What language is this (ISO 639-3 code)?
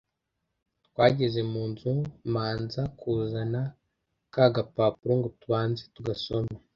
kin